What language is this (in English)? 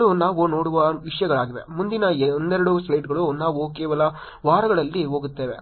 Kannada